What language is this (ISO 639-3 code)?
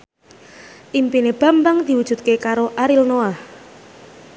jav